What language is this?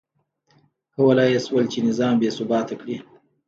Pashto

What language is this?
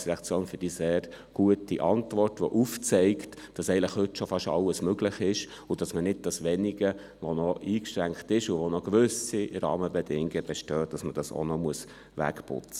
Swiss German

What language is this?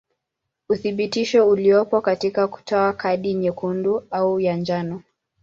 Swahili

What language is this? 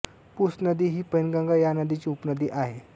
Marathi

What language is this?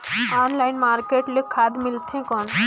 Chhattisgarhi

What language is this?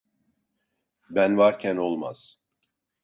Turkish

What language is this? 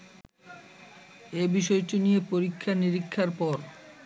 Bangla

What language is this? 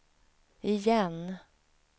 Swedish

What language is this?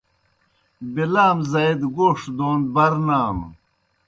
Kohistani Shina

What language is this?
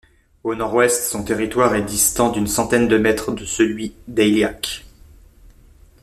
French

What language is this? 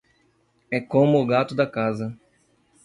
Portuguese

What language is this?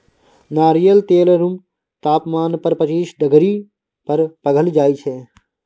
Maithili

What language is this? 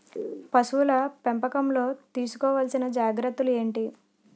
Telugu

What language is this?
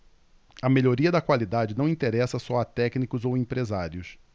Portuguese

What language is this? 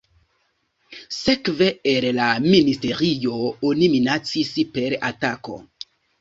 Esperanto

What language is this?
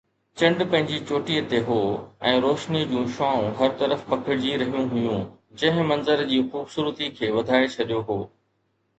Sindhi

